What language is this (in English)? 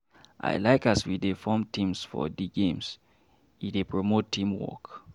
Nigerian Pidgin